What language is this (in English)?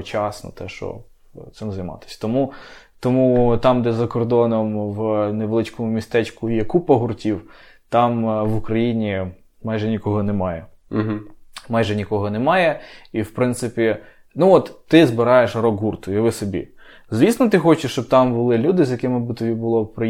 Ukrainian